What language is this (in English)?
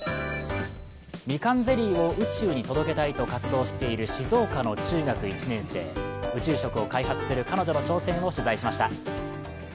Japanese